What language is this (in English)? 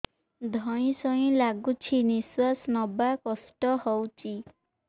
Odia